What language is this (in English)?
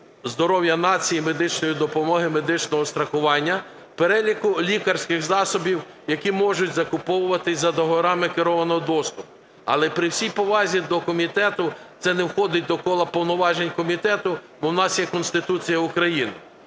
Ukrainian